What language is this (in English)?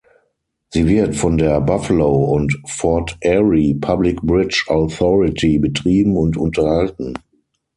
German